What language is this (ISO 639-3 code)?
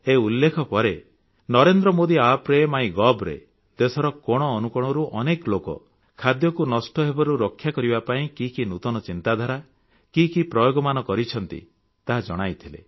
ori